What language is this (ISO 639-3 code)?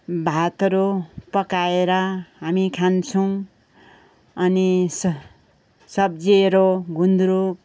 nep